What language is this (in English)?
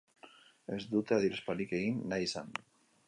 Basque